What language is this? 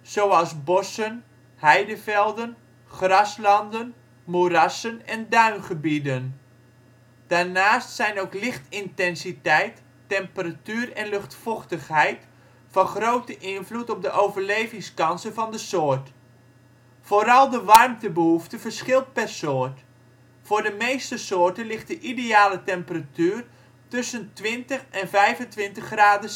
Dutch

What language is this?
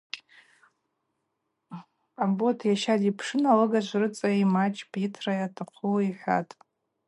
Abaza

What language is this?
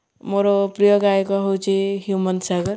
Odia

